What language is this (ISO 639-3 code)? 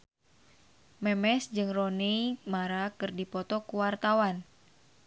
sun